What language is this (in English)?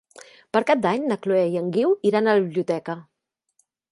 Catalan